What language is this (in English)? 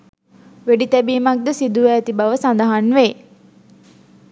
Sinhala